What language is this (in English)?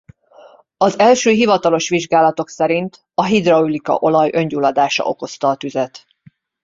Hungarian